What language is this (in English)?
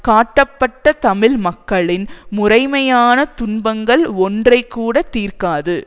Tamil